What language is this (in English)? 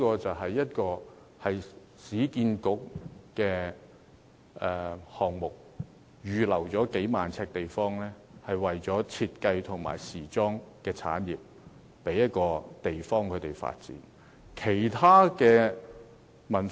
Cantonese